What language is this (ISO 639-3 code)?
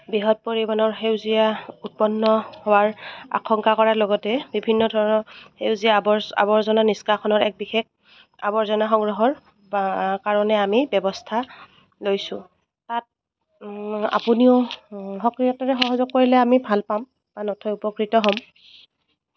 asm